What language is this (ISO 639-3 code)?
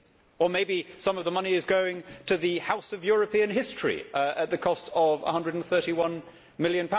eng